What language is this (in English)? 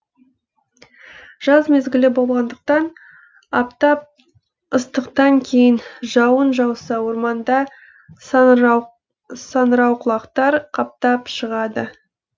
Kazakh